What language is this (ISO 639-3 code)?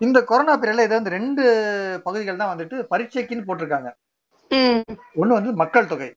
tam